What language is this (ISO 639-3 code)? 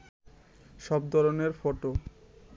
ben